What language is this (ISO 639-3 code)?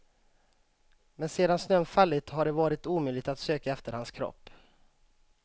swe